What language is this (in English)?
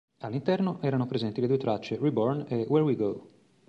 Italian